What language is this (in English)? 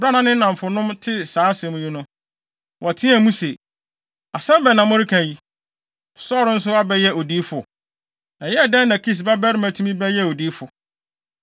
Akan